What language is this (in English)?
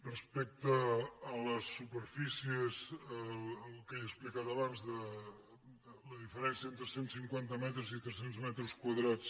Catalan